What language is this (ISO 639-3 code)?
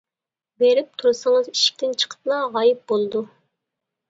uig